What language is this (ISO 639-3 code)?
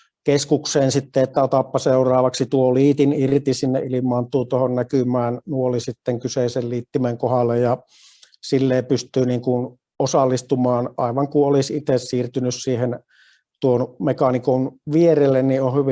fin